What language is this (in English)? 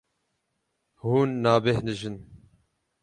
Kurdish